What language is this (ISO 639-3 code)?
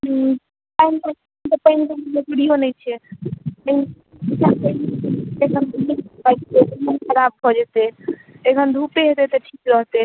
mai